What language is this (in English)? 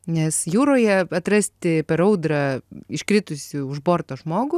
Lithuanian